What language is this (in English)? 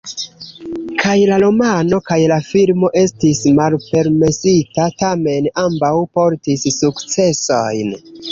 Esperanto